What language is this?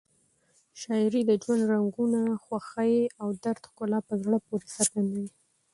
Pashto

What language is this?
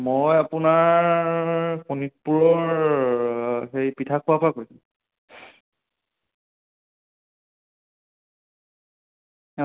Assamese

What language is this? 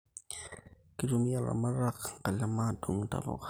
Masai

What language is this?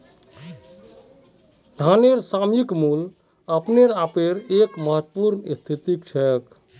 Magahi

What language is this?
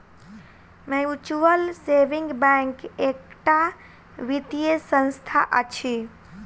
Maithili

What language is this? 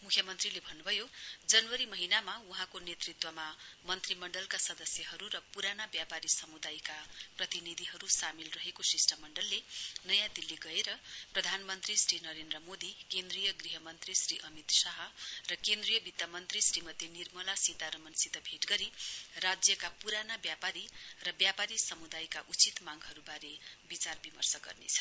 Nepali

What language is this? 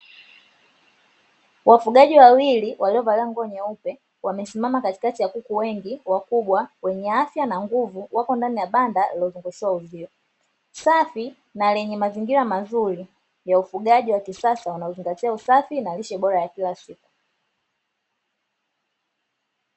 Swahili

